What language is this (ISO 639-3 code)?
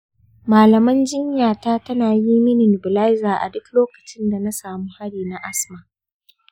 hau